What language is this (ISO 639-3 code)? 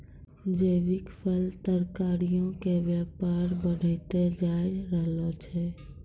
mai